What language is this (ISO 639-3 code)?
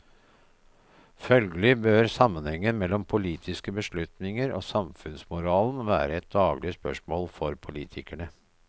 nor